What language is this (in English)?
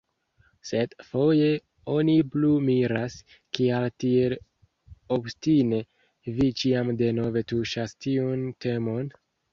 Esperanto